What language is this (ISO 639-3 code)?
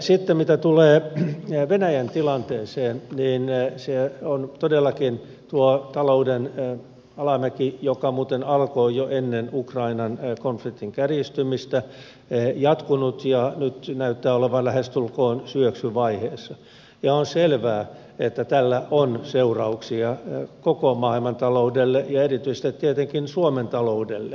fin